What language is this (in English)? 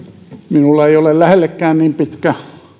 Finnish